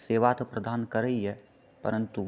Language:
Maithili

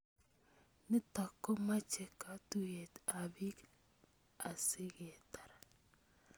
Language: Kalenjin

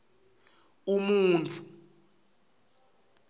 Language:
Swati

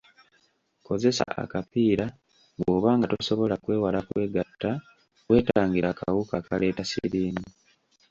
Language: Ganda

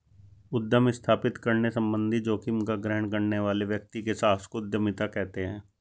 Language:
Hindi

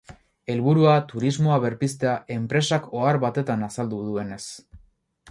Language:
Basque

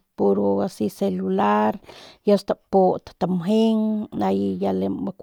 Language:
Northern Pame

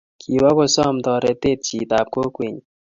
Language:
Kalenjin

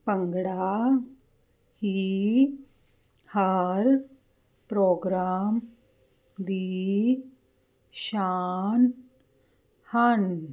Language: Punjabi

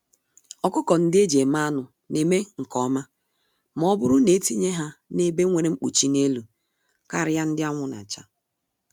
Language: Igbo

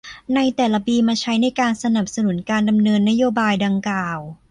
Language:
Thai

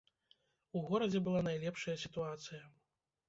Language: Belarusian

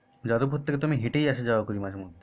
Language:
Bangla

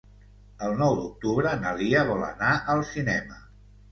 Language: Catalan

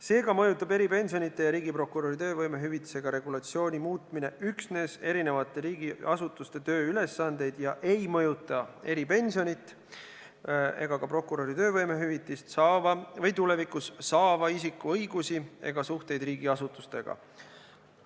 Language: Estonian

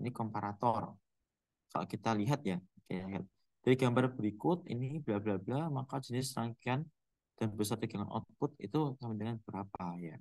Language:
Indonesian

